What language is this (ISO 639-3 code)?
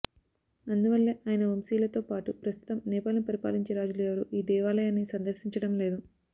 tel